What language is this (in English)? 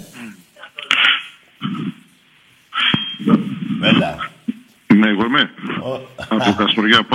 Greek